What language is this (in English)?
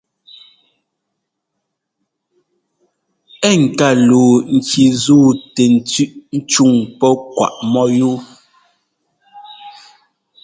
Ngomba